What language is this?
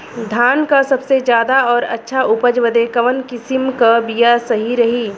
Bhojpuri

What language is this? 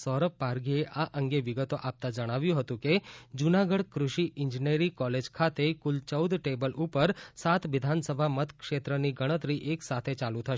Gujarati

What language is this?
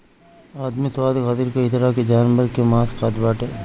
Bhojpuri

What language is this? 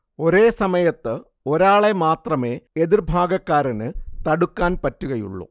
Malayalam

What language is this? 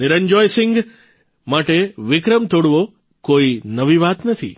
Gujarati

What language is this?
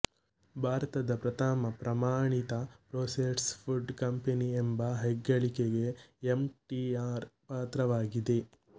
Kannada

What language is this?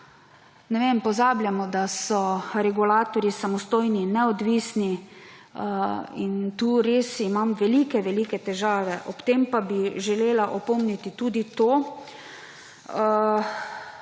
Slovenian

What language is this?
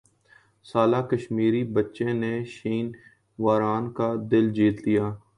Urdu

